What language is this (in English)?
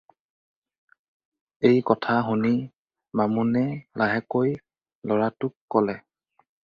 Assamese